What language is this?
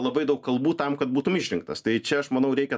Lithuanian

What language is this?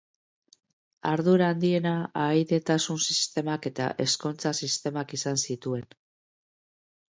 Basque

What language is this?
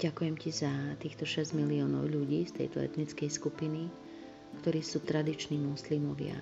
Slovak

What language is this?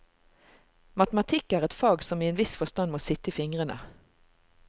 Norwegian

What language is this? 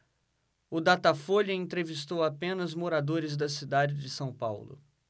Portuguese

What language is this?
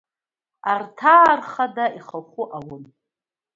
Abkhazian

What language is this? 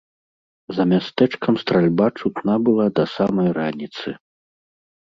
Belarusian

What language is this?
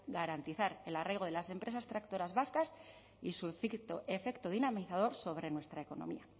Spanish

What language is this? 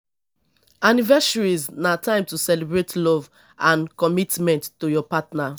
Nigerian Pidgin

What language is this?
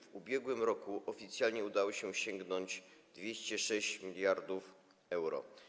Polish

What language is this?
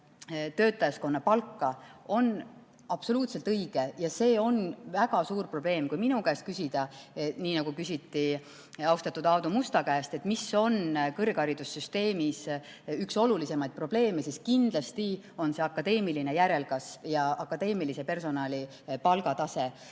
Estonian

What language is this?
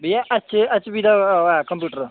Dogri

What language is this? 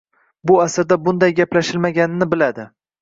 Uzbek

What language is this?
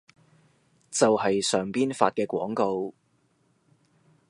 Cantonese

